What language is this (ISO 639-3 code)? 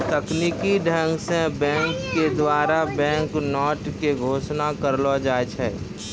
mai